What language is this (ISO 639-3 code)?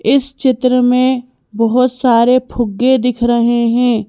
hin